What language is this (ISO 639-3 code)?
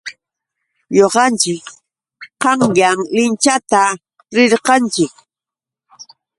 qux